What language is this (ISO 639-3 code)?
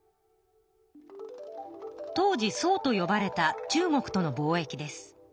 jpn